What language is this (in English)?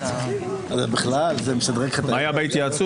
Hebrew